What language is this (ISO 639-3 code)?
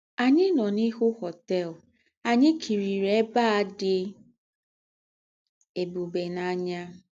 ibo